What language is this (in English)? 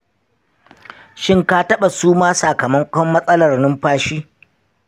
Hausa